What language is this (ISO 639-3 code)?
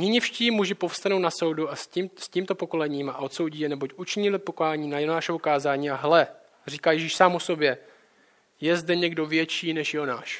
ces